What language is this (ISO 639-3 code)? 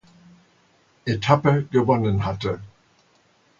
deu